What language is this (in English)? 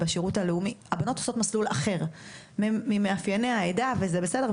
Hebrew